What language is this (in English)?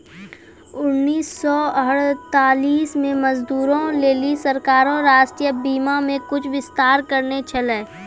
Maithili